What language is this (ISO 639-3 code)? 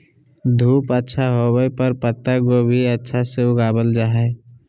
mag